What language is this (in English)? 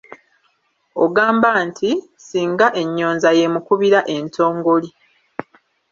Ganda